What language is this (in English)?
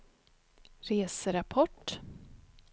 Swedish